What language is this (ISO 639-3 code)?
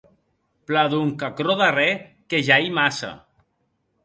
oci